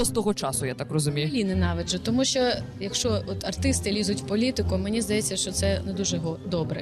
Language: Ukrainian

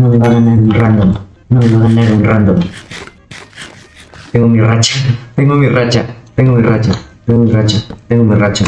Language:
Spanish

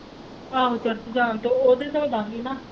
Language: Punjabi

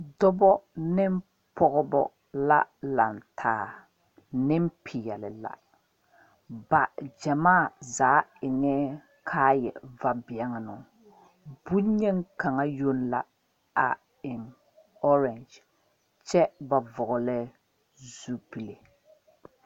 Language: Southern Dagaare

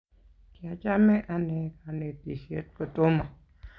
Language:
Kalenjin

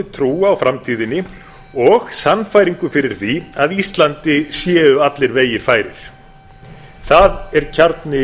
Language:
Icelandic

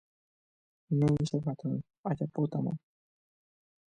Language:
Guarani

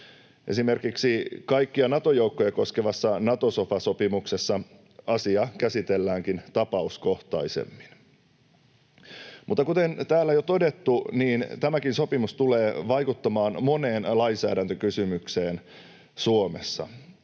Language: Finnish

